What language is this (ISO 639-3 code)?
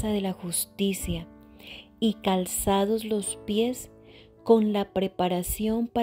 spa